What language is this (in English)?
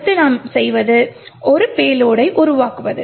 Tamil